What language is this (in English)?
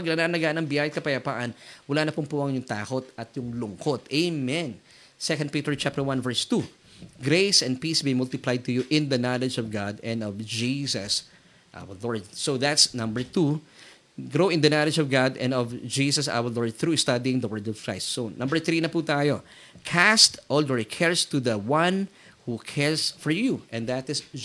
Filipino